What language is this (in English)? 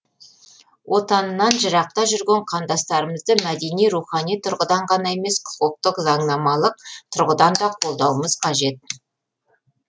Kazakh